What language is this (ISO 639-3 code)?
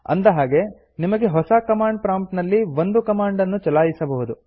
kan